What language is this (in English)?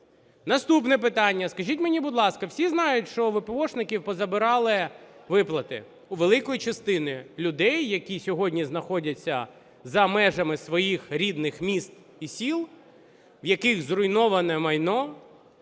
Ukrainian